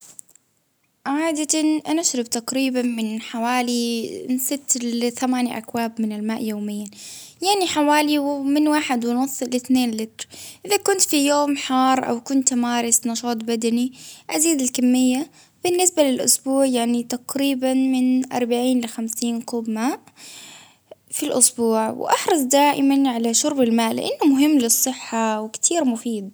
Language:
Baharna Arabic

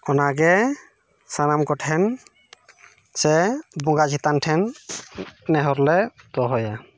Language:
Santali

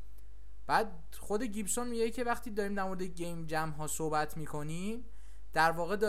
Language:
Persian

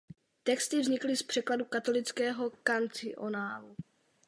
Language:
Czech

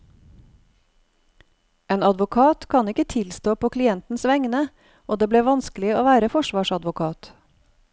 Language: Norwegian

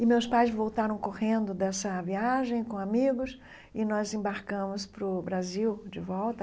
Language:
Portuguese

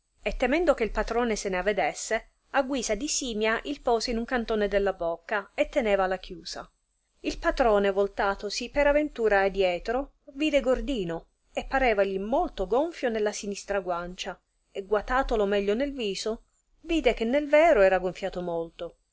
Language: Italian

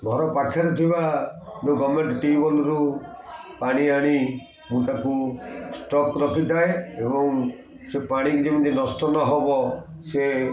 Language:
Odia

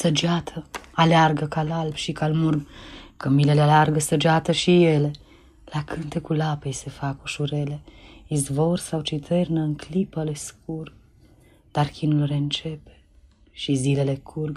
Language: Romanian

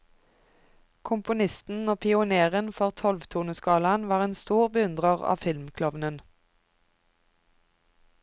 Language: Norwegian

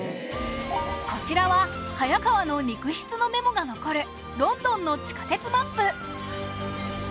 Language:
Japanese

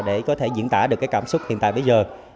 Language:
Vietnamese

